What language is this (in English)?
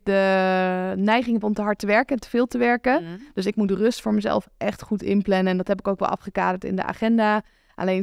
Dutch